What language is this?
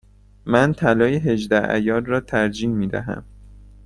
Persian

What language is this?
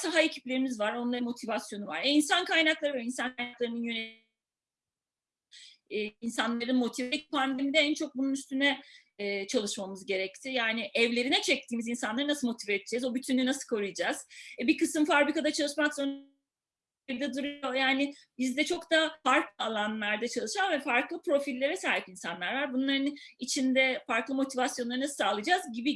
Turkish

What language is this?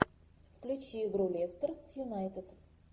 Russian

